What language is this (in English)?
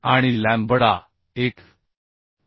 Marathi